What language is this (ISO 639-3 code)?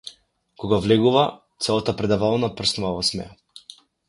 mkd